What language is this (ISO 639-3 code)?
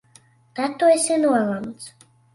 lav